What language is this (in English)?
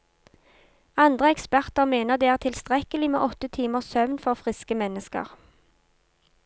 Norwegian